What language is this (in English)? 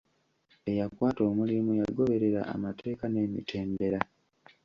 Ganda